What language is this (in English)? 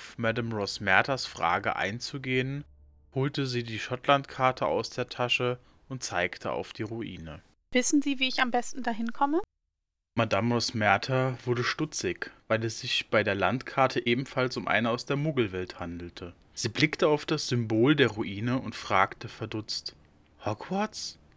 German